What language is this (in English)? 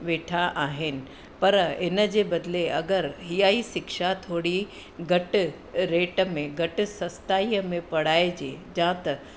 Sindhi